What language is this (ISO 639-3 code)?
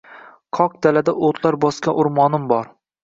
uzb